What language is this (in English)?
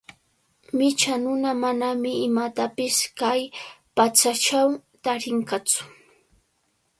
Cajatambo North Lima Quechua